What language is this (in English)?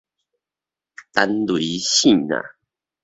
Min Nan Chinese